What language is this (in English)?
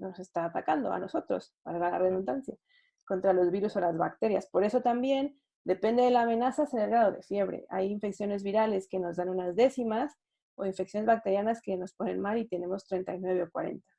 Spanish